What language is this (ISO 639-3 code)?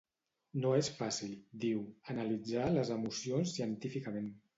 cat